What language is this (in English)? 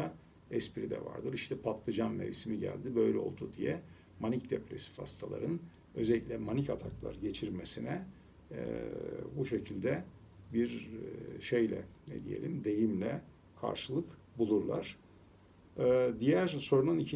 Turkish